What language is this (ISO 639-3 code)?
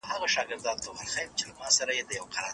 pus